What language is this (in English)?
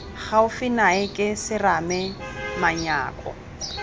Tswana